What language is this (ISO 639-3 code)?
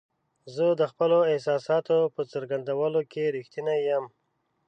pus